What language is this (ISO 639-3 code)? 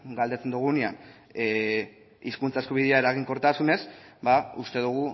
eus